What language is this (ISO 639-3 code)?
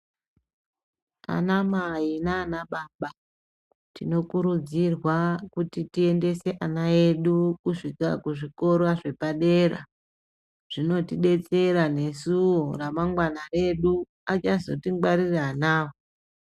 ndc